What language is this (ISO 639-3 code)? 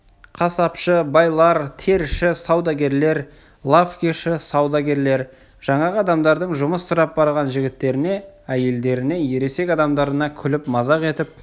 kaz